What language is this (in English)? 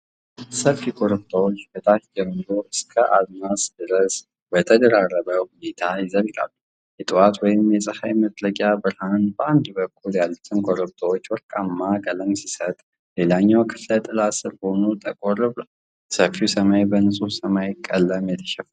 Amharic